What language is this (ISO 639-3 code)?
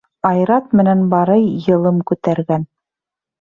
bak